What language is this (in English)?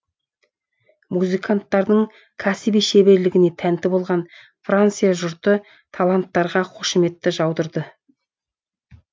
Kazakh